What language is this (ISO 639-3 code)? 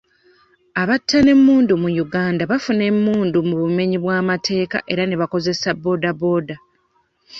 lug